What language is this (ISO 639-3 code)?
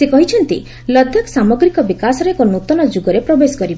ori